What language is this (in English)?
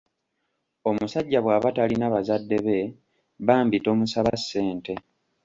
Ganda